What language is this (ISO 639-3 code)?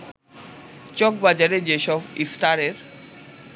ben